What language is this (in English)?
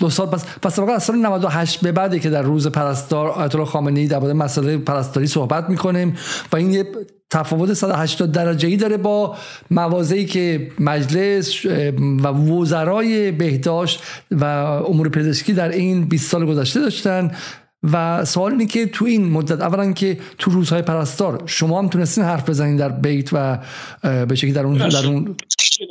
Persian